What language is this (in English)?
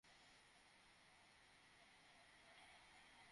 Bangla